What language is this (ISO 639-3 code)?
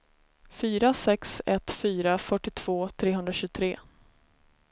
swe